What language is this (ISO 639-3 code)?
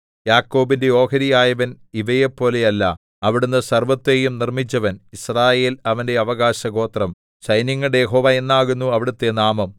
mal